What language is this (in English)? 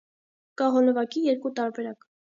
Armenian